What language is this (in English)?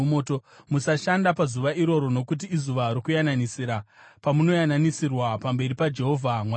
Shona